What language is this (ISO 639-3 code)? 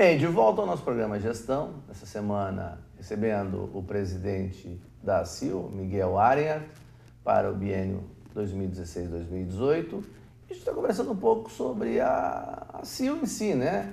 por